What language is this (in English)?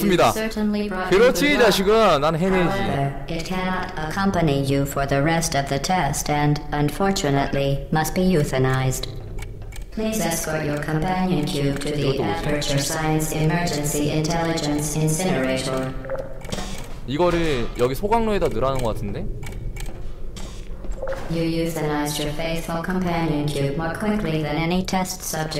Korean